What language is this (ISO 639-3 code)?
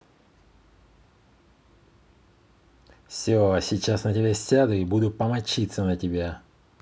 rus